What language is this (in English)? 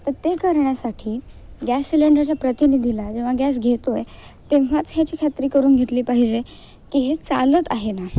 Marathi